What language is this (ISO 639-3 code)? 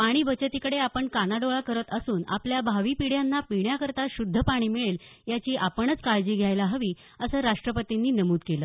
mar